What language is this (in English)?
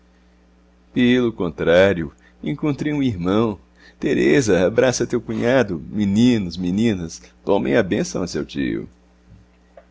Portuguese